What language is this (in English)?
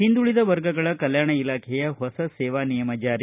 Kannada